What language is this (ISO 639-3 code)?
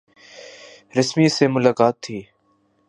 urd